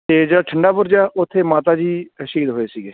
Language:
Punjabi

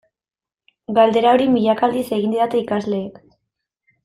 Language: Basque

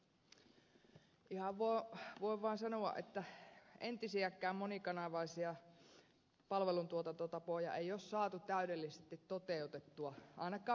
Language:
Finnish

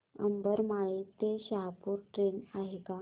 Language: Marathi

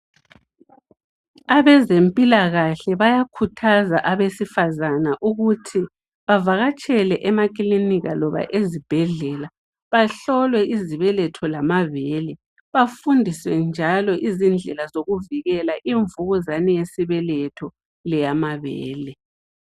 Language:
North Ndebele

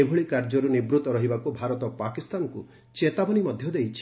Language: Odia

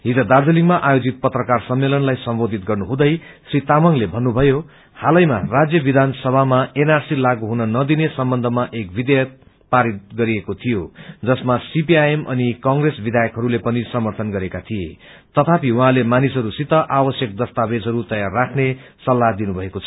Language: Nepali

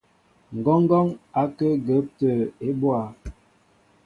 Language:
Mbo (Cameroon)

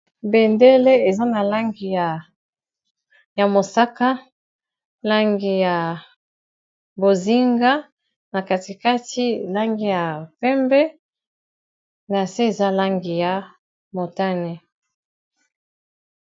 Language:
Lingala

